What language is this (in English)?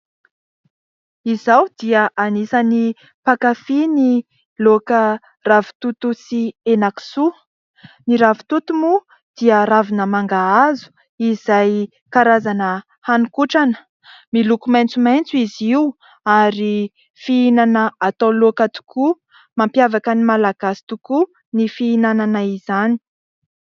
Malagasy